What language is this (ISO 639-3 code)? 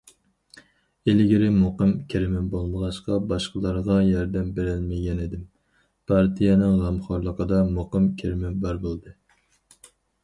uig